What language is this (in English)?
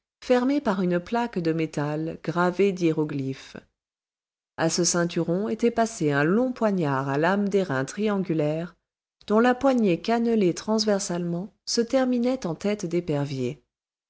French